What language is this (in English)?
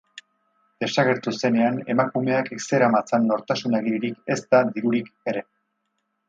Basque